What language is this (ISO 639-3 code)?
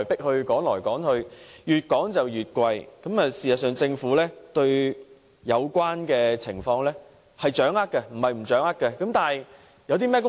yue